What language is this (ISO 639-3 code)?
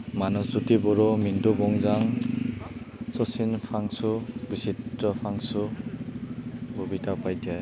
asm